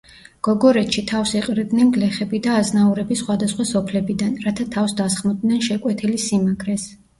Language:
Georgian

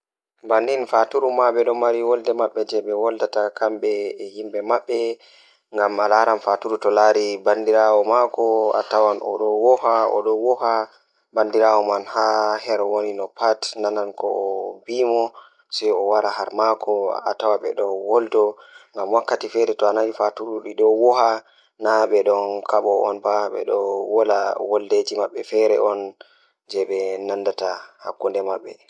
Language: Fula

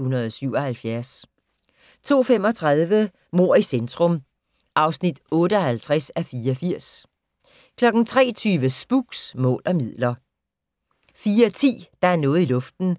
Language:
Danish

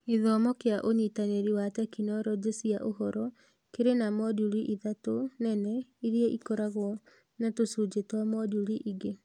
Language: Kikuyu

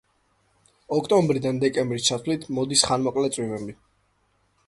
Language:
Georgian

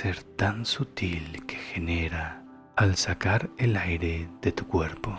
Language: Spanish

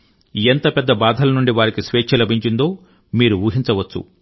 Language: Telugu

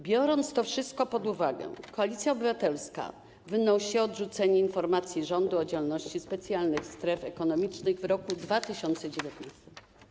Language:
Polish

